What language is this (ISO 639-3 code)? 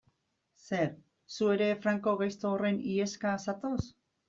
eus